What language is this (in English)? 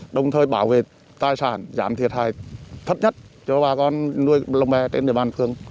Vietnamese